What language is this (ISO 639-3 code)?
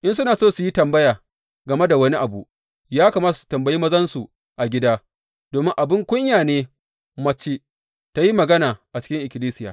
hau